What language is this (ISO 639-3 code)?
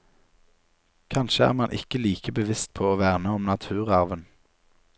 nor